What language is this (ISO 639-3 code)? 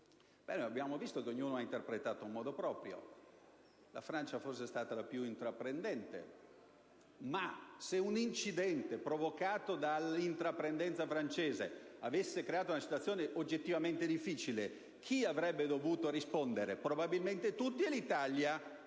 ita